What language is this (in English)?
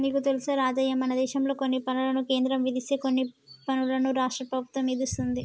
Telugu